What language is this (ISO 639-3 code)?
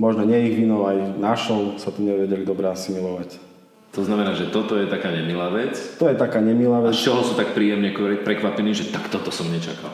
slk